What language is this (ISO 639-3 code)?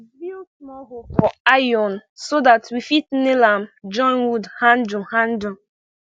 pcm